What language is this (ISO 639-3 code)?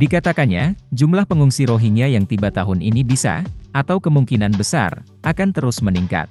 ind